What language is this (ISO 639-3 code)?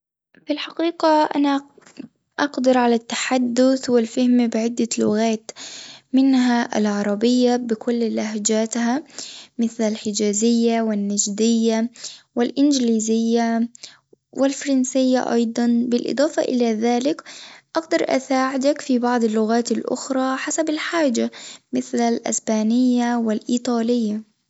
aeb